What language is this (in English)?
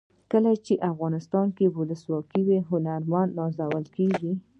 Pashto